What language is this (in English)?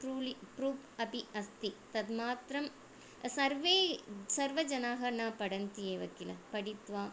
Sanskrit